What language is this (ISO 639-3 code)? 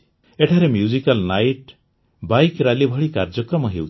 ori